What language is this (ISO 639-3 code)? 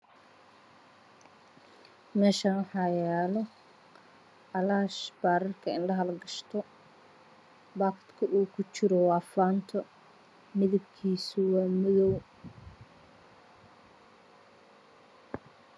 som